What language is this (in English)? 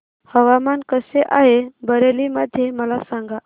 Marathi